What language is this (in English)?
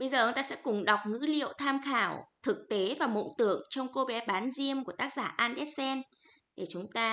Vietnamese